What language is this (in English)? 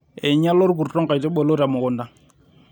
Masai